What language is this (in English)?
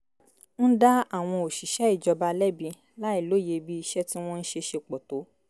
Yoruba